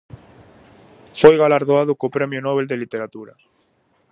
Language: Galician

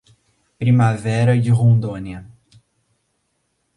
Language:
Portuguese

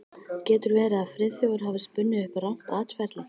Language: Icelandic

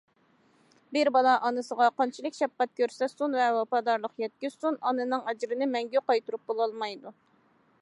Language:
Uyghur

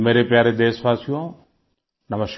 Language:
Hindi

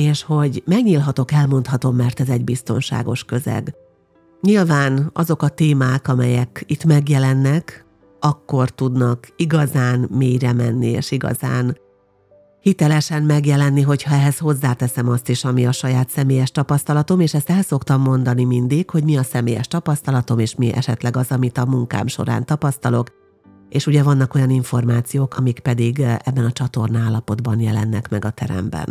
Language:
Hungarian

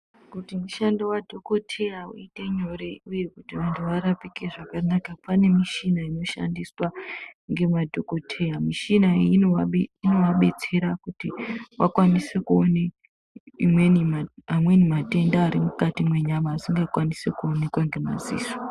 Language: Ndau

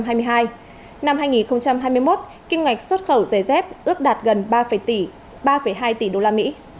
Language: Vietnamese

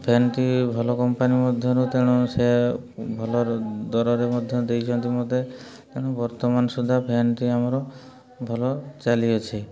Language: Odia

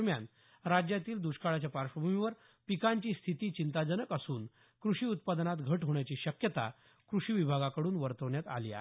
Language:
Marathi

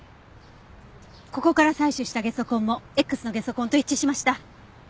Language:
Japanese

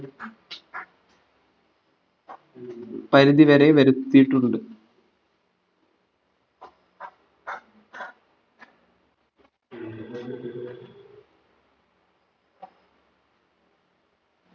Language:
Malayalam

